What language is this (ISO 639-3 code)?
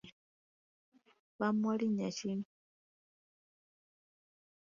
lug